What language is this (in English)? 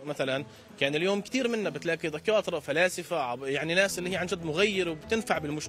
Arabic